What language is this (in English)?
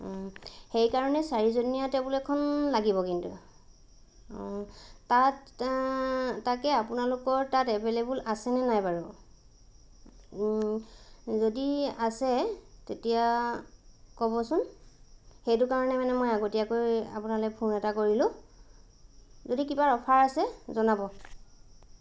Assamese